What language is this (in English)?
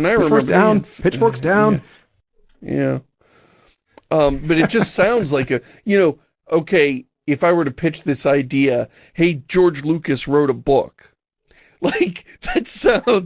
English